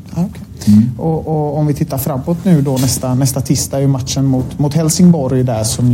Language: Swedish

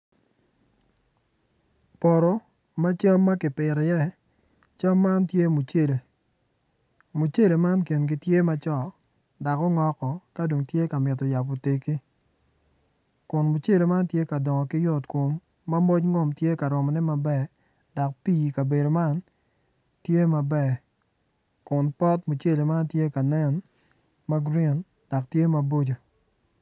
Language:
Acoli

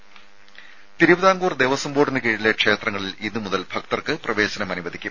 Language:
Malayalam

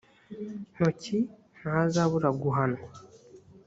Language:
Kinyarwanda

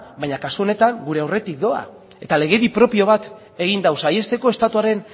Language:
Basque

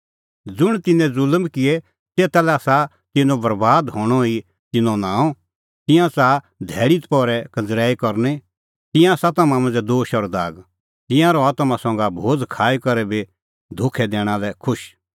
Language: Kullu Pahari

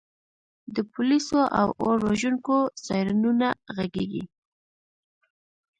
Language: Pashto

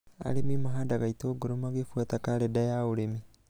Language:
Kikuyu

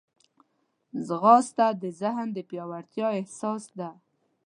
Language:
Pashto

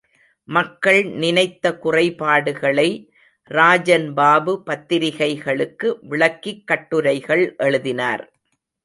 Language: Tamil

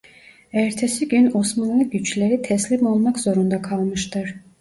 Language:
Turkish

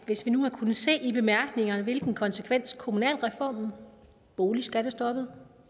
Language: Danish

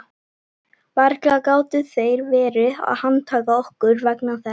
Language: Icelandic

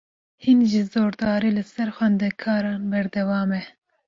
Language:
Kurdish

